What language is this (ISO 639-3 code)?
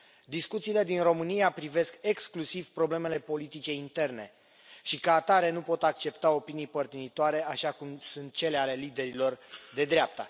ron